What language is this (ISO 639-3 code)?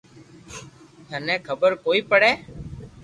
lrk